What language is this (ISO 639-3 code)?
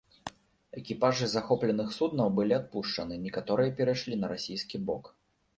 bel